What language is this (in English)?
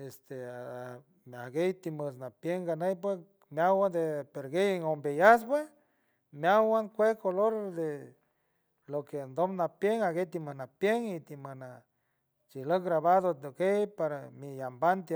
San Francisco Del Mar Huave